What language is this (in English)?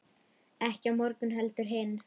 Icelandic